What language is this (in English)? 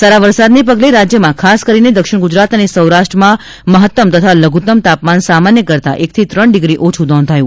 Gujarati